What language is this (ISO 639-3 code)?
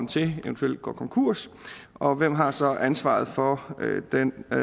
dan